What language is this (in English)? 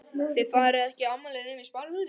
Icelandic